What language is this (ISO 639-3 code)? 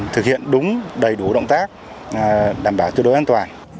vie